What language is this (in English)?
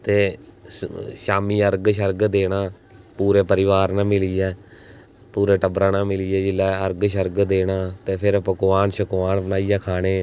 Dogri